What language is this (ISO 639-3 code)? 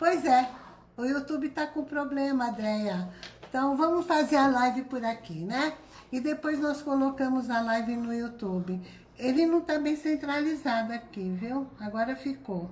por